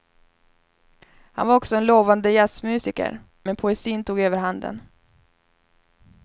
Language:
Swedish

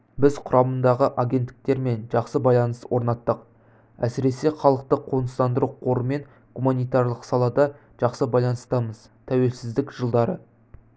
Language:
Kazakh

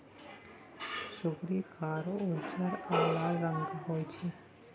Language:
Maithili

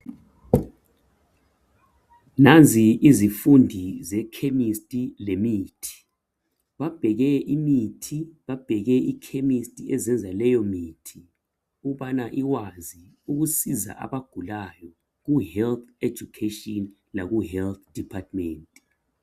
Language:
North Ndebele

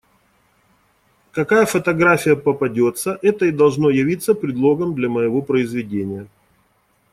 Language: Russian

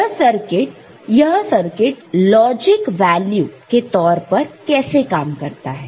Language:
Hindi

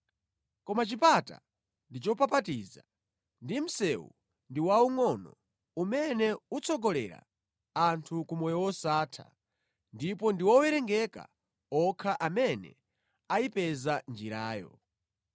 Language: Nyanja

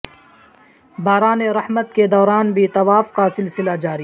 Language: Urdu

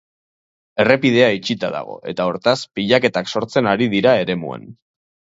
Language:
Basque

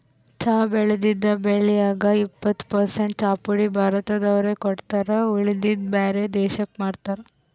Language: Kannada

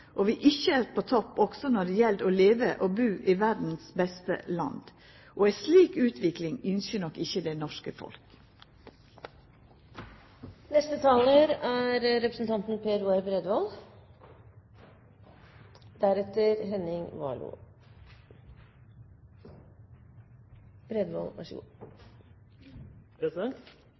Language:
Norwegian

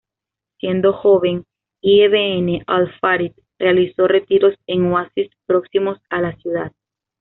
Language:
Spanish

